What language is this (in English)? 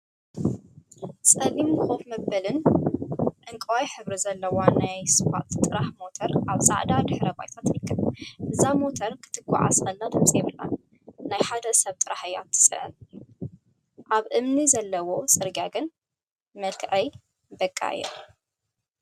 Tigrinya